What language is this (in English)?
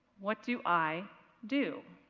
English